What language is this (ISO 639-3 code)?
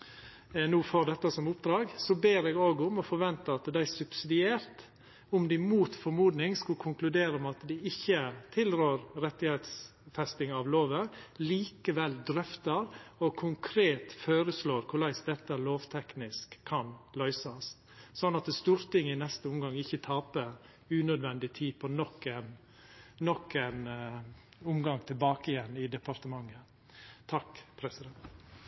nno